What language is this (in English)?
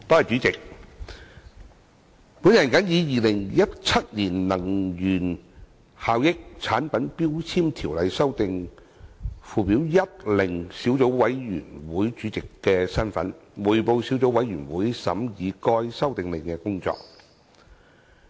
Cantonese